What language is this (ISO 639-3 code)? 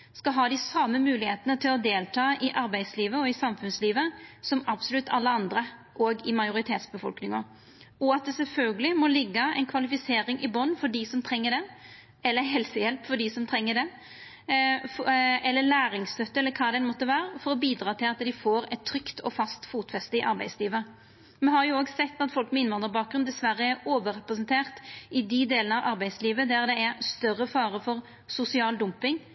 nno